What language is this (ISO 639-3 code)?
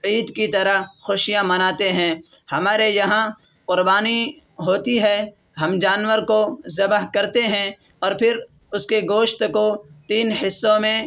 urd